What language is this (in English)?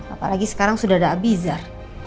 Indonesian